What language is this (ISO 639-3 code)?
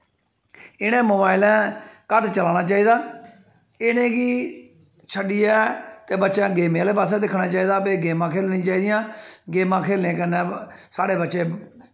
doi